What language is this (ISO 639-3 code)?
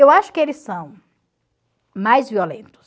por